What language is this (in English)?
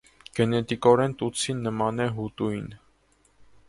Armenian